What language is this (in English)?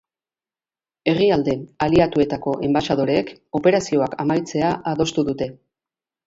Basque